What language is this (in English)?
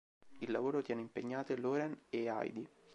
Italian